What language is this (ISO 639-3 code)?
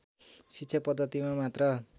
nep